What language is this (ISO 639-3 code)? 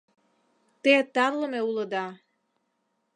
chm